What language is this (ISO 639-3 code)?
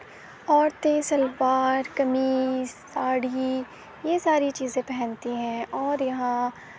urd